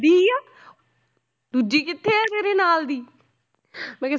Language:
Punjabi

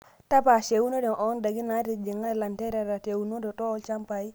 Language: Masai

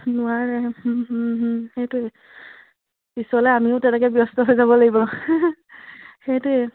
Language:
Assamese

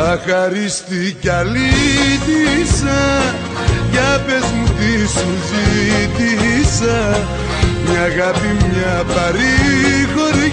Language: Greek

